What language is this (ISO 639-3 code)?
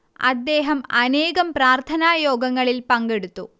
mal